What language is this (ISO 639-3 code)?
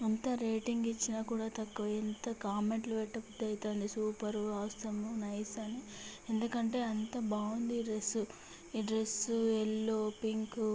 tel